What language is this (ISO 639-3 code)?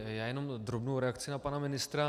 ces